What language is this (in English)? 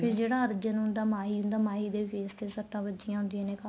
Punjabi